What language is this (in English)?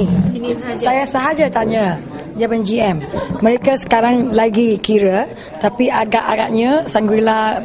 Malay